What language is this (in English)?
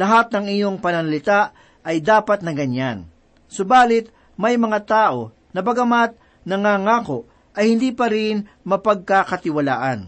Filipino